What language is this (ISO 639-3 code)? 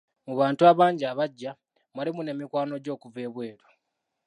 lug